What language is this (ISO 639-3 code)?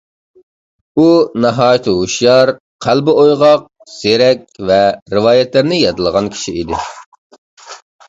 uig